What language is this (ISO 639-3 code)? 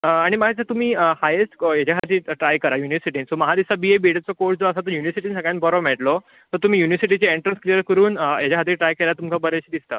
kok